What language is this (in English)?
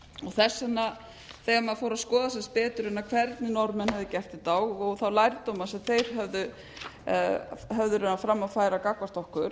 Icelandic